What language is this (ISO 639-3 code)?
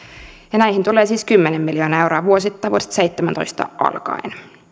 fin